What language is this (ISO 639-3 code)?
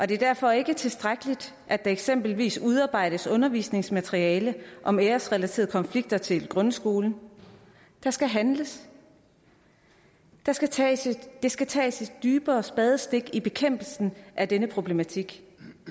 dan